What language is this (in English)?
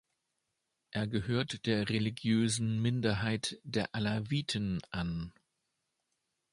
German